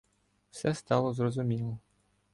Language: Ukrainian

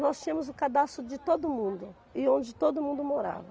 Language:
Portuguese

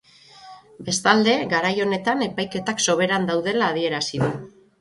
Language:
Basque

